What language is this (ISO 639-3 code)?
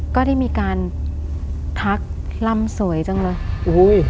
tha